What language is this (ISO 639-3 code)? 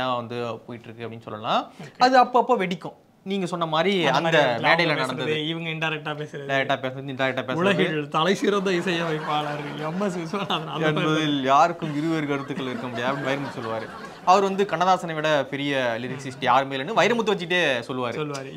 kor